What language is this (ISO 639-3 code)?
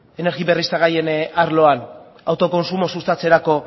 eus